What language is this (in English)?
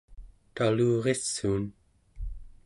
Central Yupik